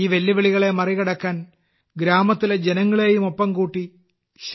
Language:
Malayalam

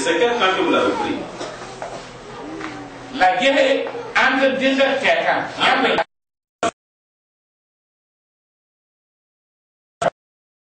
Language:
French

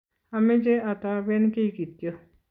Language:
Kalenjin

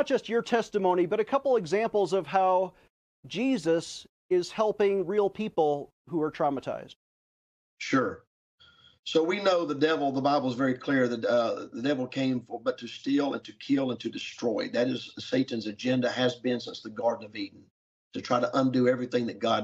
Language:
English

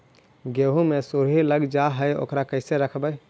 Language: Magahi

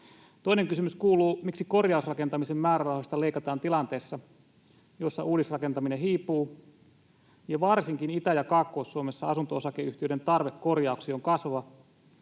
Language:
Finnish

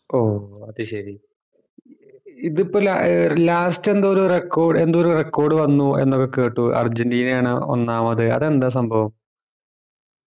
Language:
Malayalam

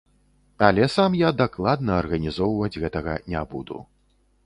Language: Belarusian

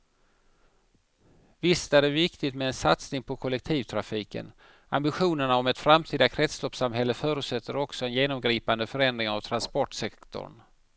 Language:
Swedish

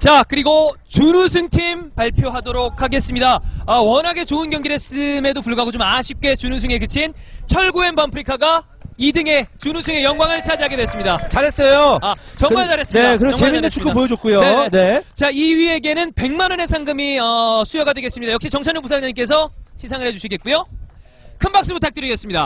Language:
Korean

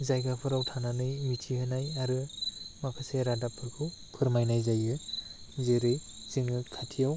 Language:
Bodo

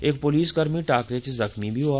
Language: Dogri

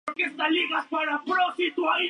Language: Spanish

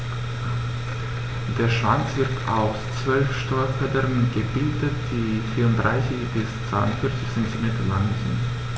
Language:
German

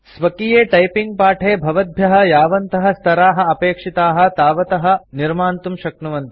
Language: Sanskrit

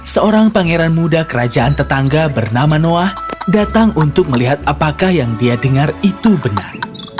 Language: Indonesian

